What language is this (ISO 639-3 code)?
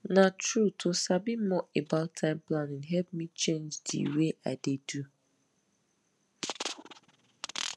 pcm